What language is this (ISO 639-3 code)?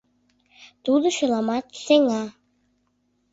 chm